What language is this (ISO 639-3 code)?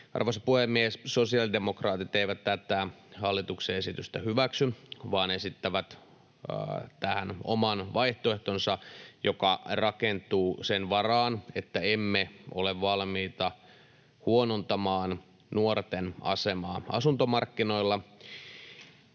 fin